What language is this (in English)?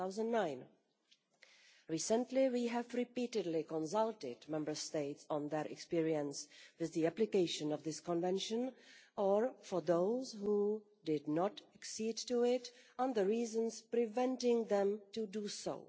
English